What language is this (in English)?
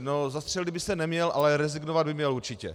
Czech